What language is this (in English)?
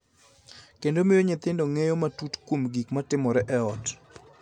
Luo (Kenya and Tanzania)